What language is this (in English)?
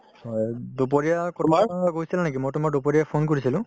Assamese